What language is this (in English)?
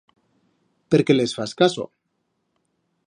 Aragonese